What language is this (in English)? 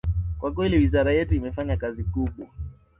Swahili